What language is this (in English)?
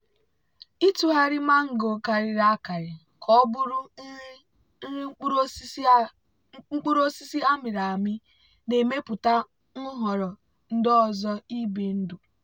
Igbo